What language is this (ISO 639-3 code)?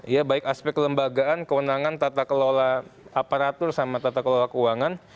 ind